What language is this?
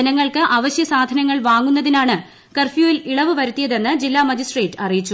Malayalam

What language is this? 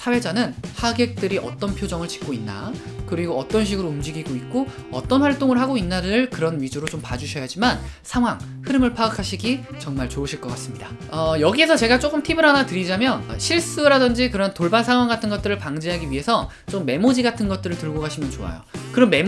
Korean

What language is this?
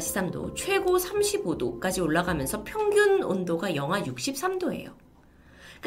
Korean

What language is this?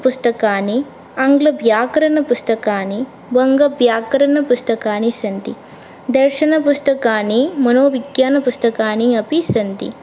Sanskrit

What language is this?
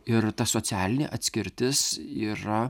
Lithuanian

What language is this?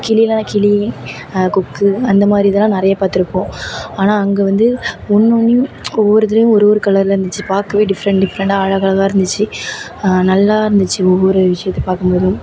Tamil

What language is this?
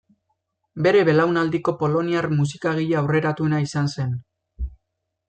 Basque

